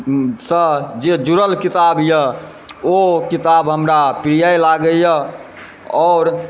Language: Maithili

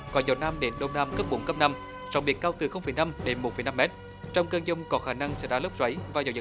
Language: Vietnamese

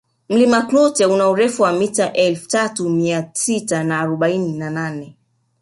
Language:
Swahili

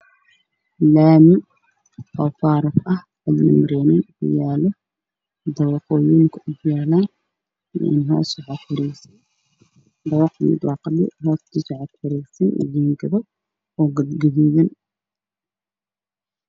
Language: Somali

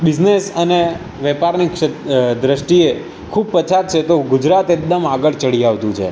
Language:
Gujarati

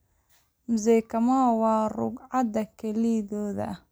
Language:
Somali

